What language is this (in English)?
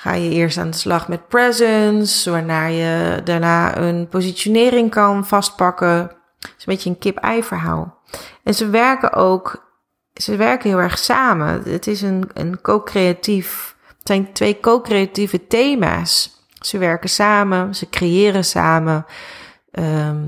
Dutch